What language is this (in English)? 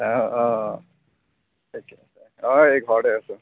Assamese